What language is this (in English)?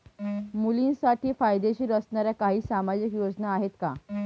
Marathi